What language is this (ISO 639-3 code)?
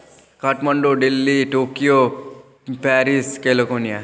nep